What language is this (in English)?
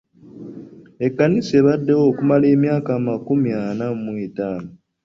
Ganda